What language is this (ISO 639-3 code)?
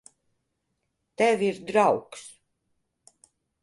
lav